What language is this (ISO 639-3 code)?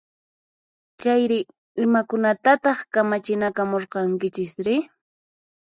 qxp